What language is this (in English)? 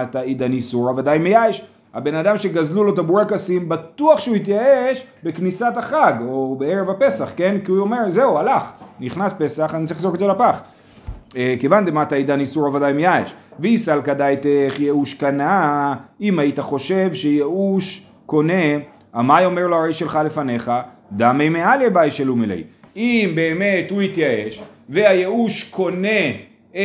Hebrew